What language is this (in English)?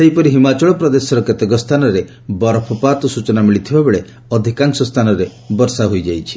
Odia